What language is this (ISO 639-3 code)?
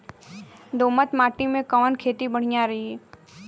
bho